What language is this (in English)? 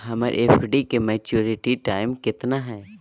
Magahi